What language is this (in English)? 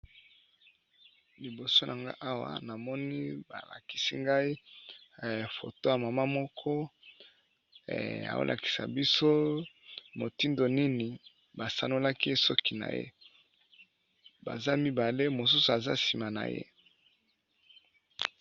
Lingala